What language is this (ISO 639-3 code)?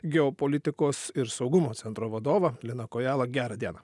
lit